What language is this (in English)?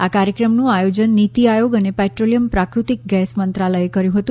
Gujarati